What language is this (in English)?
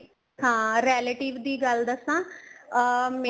Punjabi